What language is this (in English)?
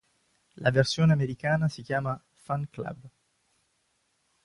Italian